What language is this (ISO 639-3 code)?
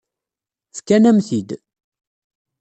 kab